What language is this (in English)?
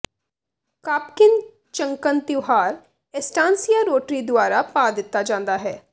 Punjabi